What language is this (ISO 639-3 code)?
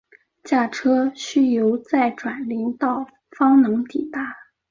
zho